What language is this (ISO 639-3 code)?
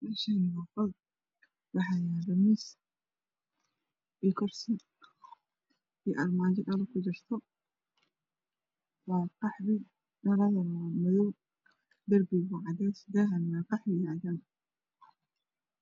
som